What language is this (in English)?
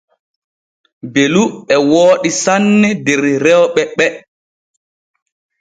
Borgu Fulfulde